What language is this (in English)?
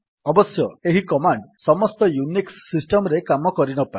Odia